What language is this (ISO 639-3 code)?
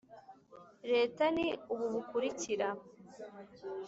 kin